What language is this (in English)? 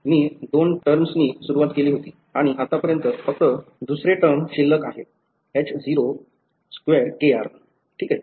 Marathi